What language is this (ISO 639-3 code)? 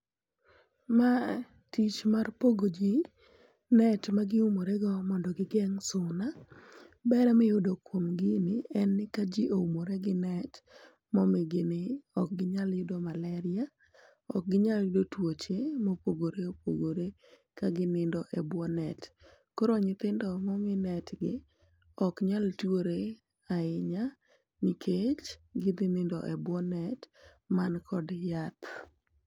luo